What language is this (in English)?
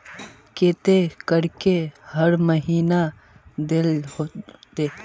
Magahi